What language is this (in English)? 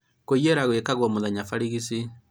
Kikuyu